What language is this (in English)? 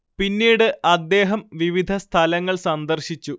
Malayalam